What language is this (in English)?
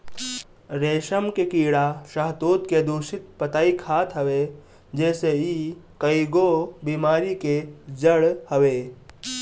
Bhojpuri